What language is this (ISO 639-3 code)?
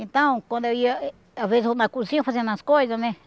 por